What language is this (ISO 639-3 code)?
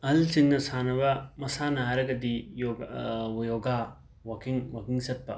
mni